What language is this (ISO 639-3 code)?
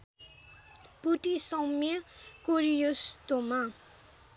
nep